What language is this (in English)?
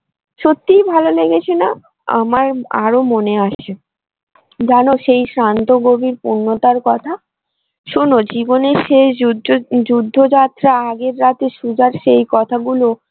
Bangla